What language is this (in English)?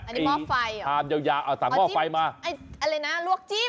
Thai